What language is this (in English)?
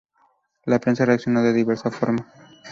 Spanish